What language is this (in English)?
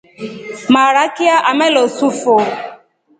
Rombo